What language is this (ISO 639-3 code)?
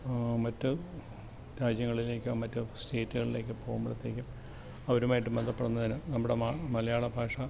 mal